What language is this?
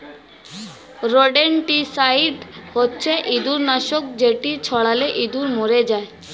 Bangla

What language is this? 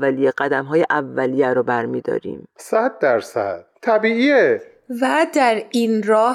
Persian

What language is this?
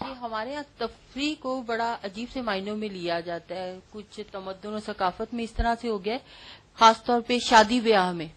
Urdu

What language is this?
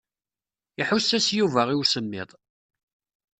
Kabyle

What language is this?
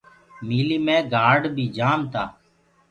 Gurgula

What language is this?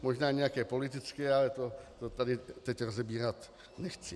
Czech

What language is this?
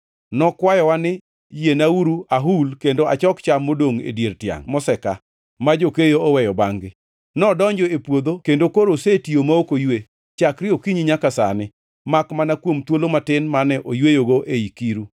Luo (Kenya and Tanzania)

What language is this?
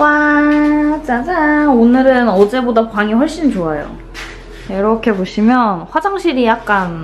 Korean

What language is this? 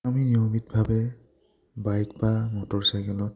Assamese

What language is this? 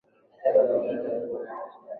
Swahili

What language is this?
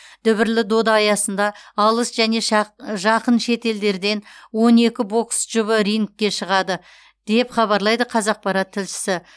Kazakh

